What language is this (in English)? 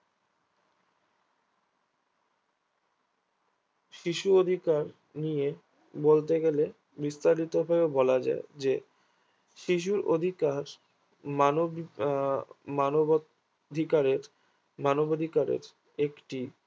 Bangla